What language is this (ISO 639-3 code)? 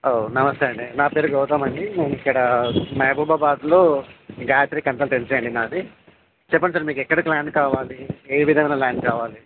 tel